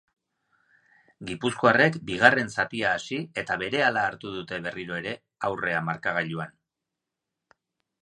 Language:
Basque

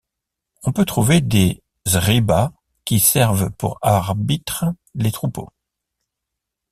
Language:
French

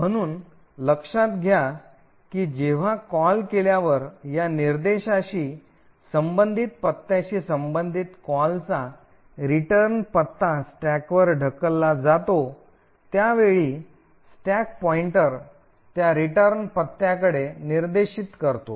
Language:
Marathi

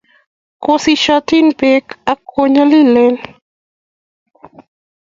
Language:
Kalenjin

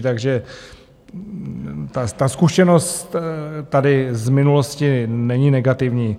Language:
Czech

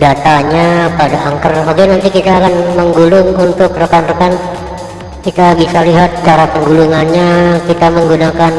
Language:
Indonesian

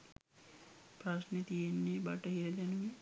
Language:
Sinhala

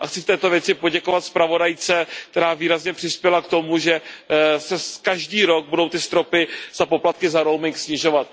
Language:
Czech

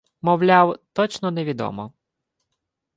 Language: Ukrainian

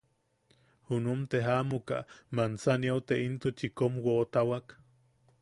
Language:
Yaqui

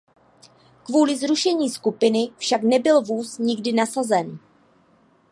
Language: Czech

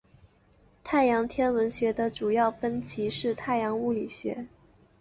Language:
Chinese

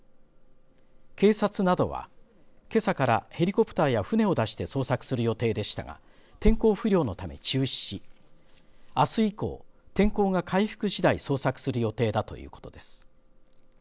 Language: Japanese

